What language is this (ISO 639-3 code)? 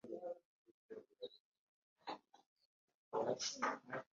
lug